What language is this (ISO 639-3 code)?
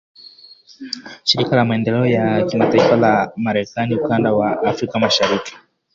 swa